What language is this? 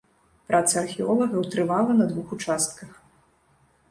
Belarusian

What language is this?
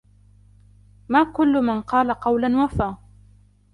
Arabic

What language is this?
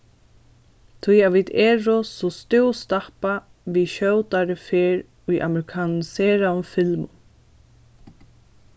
Faroese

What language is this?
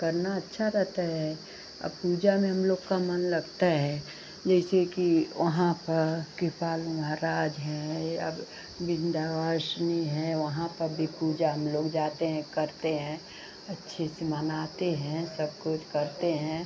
Hindi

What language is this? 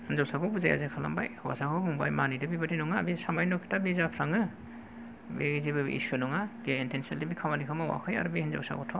Bodo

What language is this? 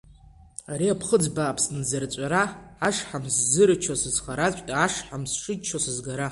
Abkhazian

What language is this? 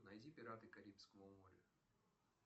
Russian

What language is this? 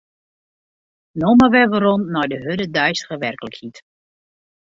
Western Frisian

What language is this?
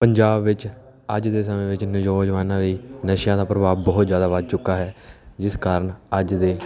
Punjabi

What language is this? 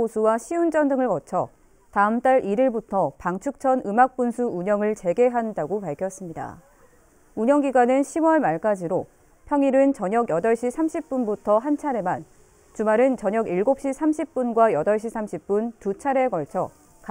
Korean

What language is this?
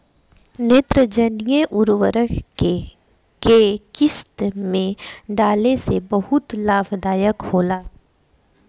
Bhojpuri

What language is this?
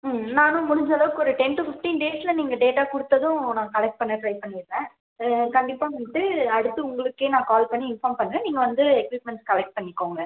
Tamil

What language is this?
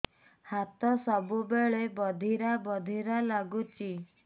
Odia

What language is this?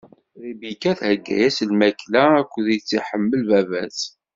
Kabyle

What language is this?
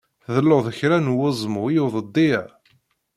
Kabyle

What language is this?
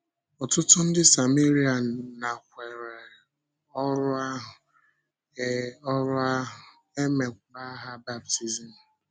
Igbo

